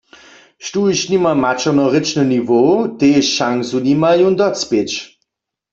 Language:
Upper Sorbian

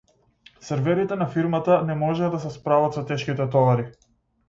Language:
Macedonian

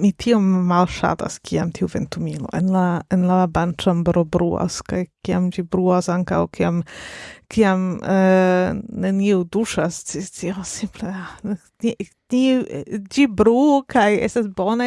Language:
Esperanto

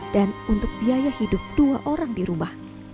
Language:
Indonesian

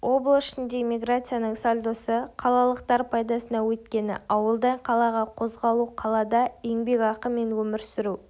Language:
Kazakh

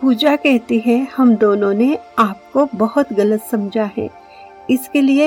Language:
Hindi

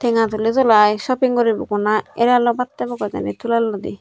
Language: Chakma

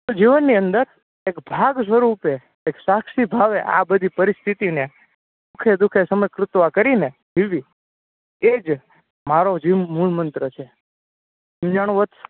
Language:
Gujarati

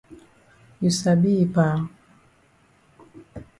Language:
Cameroon Pidgin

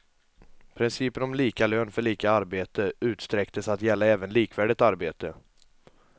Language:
Swedish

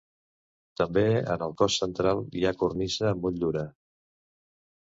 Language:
Catalan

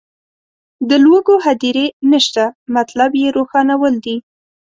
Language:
Pashto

